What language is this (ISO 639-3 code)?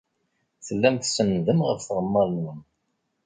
kab